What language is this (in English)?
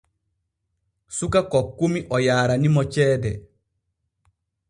Borgu Fulfulde